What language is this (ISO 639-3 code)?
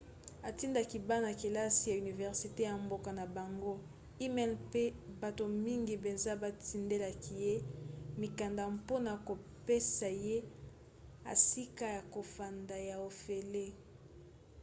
lin